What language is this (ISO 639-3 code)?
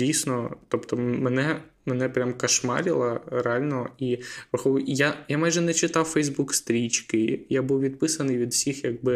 ukr